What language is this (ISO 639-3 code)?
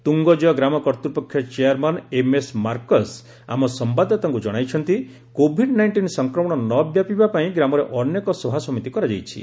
ori